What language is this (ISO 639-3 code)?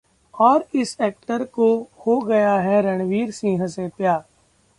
hin